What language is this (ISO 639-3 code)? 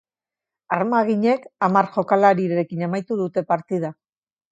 eus